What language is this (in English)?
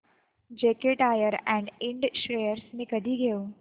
Marathi